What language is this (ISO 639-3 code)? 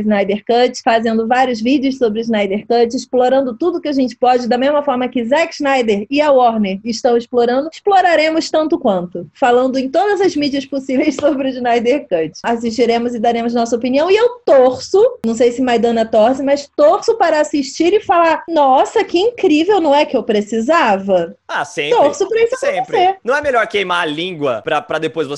por